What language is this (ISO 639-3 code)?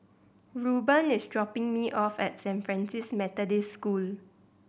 eng